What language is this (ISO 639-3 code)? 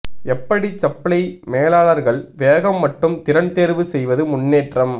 tam